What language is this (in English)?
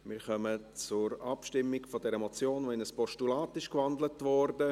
Swiss German